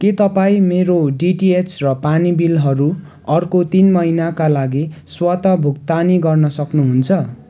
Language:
Nepali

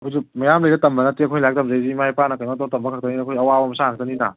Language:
Manipuri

